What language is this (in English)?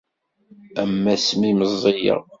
Kabyle